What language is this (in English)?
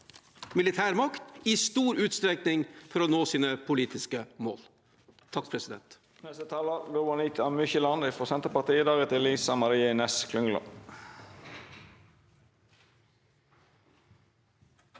Norwegian